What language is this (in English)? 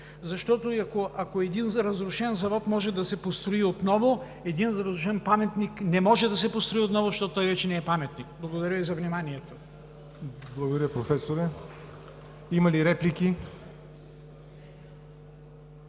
Bulgarian